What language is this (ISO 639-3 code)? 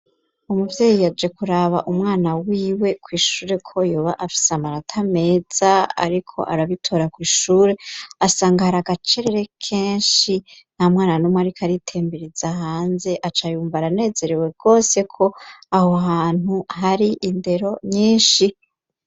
run